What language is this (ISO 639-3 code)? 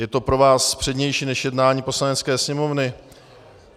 ces